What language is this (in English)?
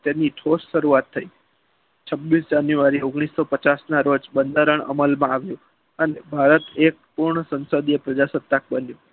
Gujarati